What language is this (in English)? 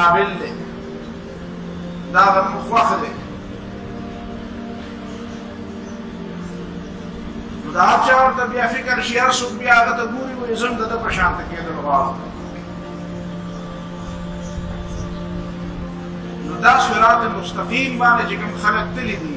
Arabic